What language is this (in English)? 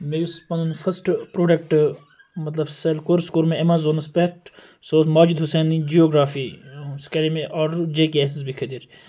Kashmiri